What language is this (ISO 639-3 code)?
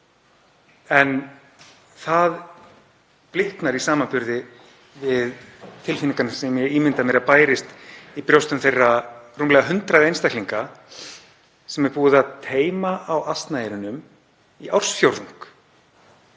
isl